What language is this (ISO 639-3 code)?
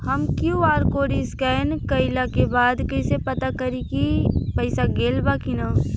bho